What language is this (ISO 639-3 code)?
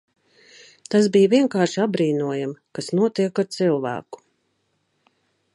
lav